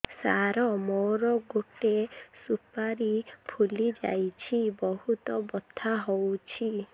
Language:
Odia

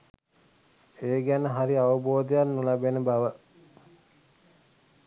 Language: Sinhala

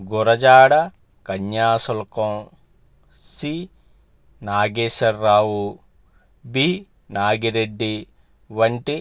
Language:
Telugu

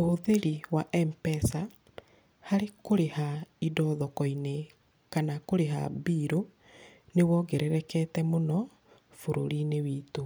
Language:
Kikuyu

